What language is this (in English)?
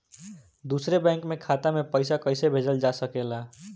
Bhojpuri